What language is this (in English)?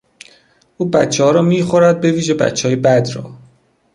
Persian